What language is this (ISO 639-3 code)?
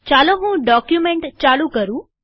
guj